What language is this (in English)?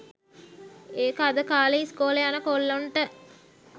Sinhala